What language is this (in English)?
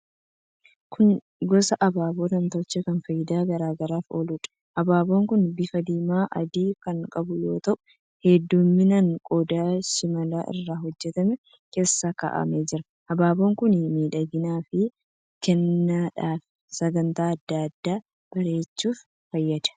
Oromo